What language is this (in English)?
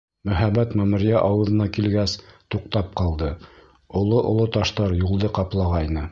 Bashkir